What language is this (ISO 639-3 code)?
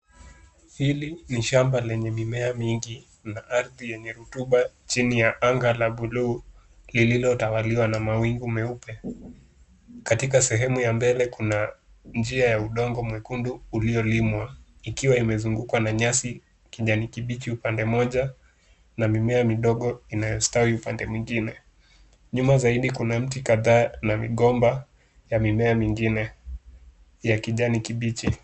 swa